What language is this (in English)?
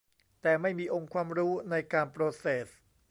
Thai